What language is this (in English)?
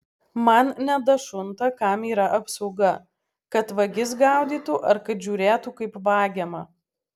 Lithuanian